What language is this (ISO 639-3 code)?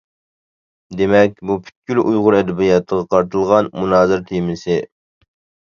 uig